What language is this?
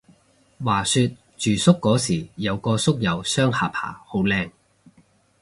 Cantonese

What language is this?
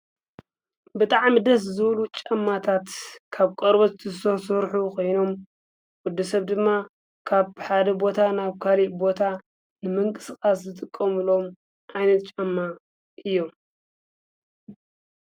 Tigrinya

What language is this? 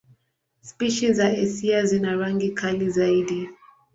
Swahili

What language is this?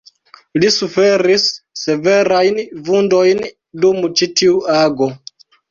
Esperanto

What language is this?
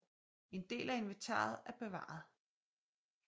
Danish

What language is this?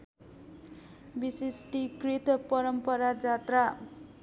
Nepali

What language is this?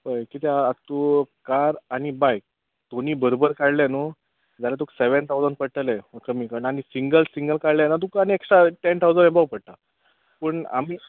Konkani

